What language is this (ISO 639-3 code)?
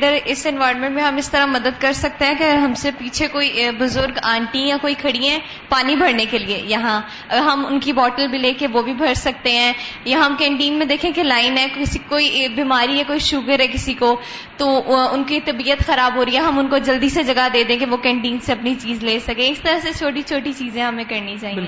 urd